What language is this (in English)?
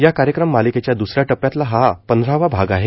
Marathi